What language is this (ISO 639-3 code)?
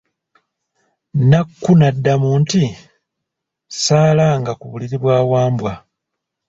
lug